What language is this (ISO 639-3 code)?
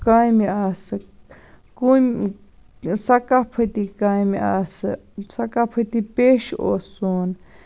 kas